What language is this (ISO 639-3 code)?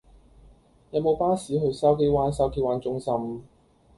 yue